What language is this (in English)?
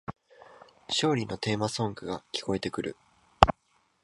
Japanese